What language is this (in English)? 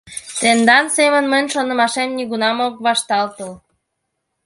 Mari